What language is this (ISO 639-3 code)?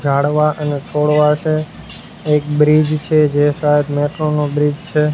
guj